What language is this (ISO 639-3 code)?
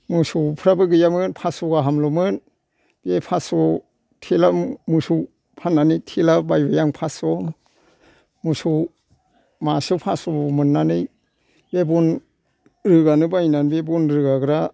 brx